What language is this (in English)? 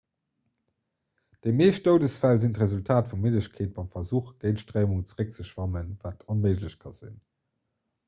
Luxembourgish